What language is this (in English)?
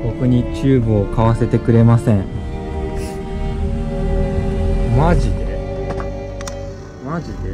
Japanese